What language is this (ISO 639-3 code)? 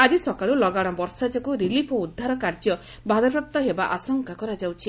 ori